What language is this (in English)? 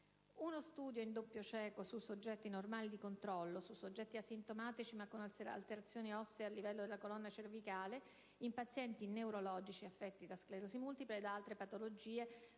Italian